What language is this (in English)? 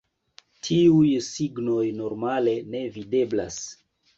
Esperanto